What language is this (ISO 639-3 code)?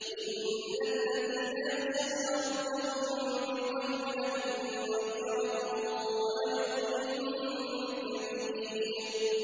ara